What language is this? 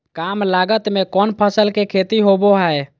Magahi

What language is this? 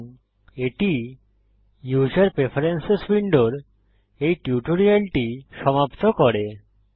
Bangla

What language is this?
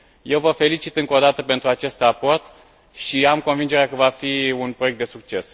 Romanian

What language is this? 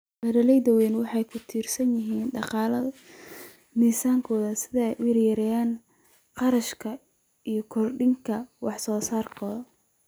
Somali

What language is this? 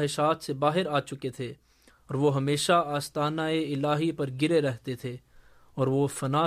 Urdu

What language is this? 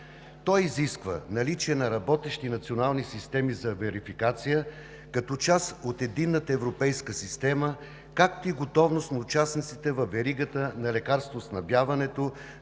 Bulgarian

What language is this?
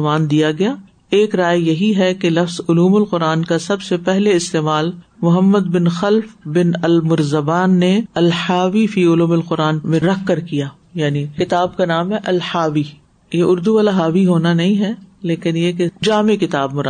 Urdu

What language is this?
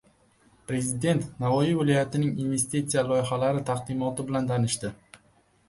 Uzbek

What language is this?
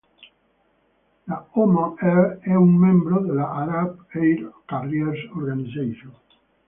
Italian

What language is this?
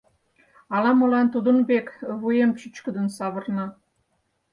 Mari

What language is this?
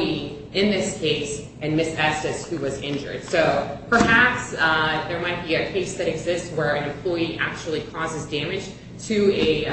English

